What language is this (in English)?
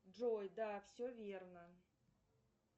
Russian